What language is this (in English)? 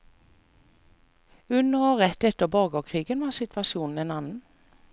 Norwegian